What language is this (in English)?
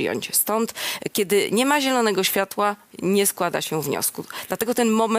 Polish